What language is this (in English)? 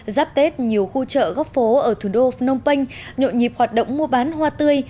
Vietnamese